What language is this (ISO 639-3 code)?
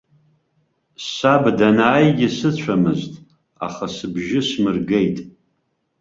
abk